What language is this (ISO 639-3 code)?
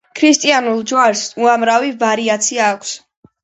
kat